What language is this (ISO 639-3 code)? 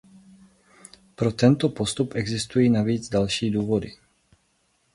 ces